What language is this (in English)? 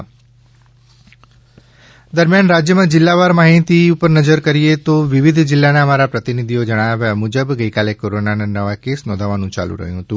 Gujarati